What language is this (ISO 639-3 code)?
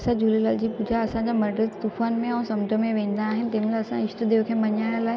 snd